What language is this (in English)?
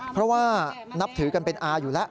Thai